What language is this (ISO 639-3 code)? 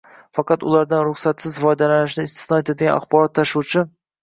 uzb